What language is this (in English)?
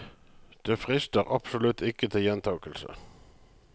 Norwegian